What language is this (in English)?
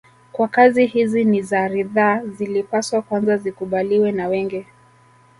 Swahili